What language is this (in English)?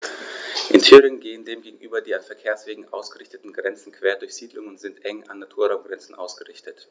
German